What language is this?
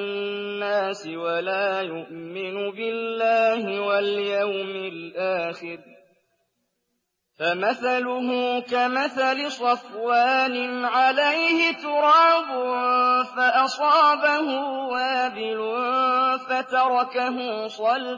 Arabic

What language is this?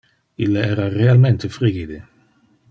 Interlingua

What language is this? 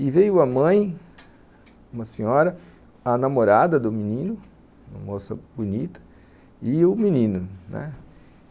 Portuguese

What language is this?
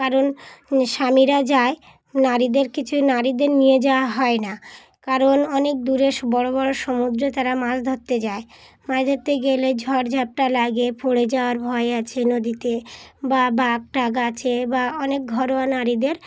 Bangla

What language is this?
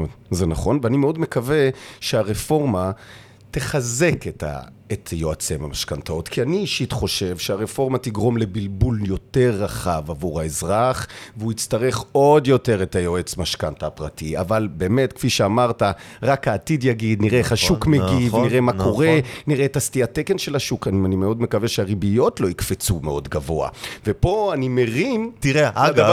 Hebrew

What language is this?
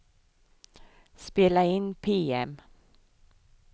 Swedish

